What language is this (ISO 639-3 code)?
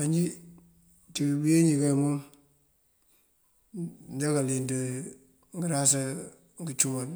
mfv